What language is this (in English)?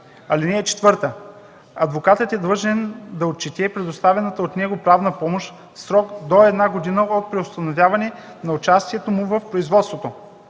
Bulgarian